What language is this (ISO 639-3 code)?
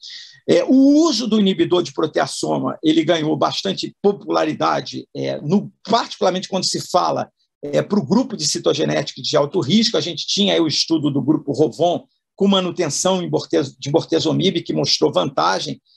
por